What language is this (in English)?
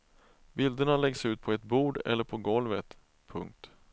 Swedish